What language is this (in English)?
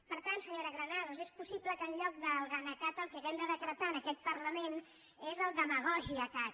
Catalan